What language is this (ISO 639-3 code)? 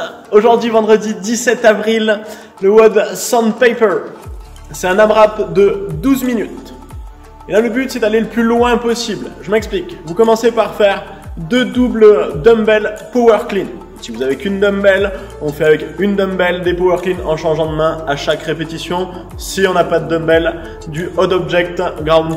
fra